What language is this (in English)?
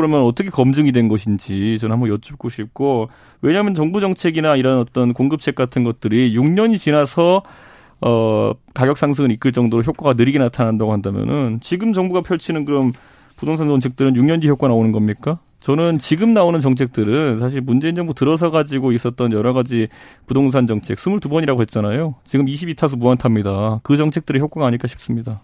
Korean